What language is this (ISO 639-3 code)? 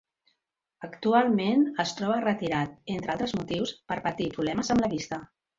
cat